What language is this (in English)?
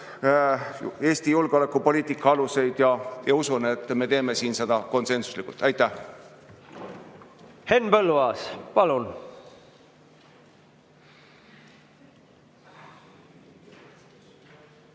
Estonian